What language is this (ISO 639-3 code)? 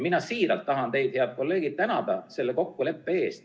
est